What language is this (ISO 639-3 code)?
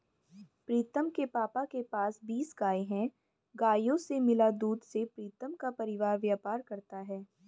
hin